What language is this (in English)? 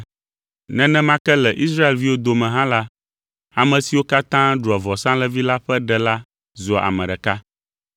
Ewe